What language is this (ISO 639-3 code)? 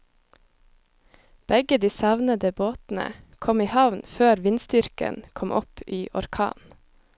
nor